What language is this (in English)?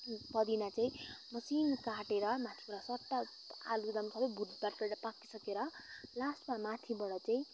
Nepali